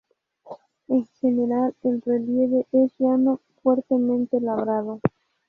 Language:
Spanish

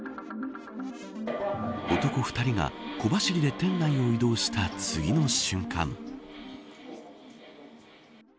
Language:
Japanese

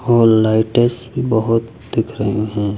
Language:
Hindi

